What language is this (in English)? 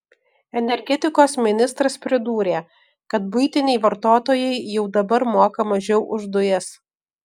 Lithuanian